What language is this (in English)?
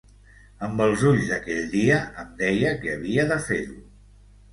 Catalan